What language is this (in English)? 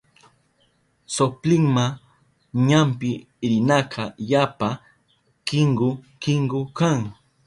Southern Pastaza Quechua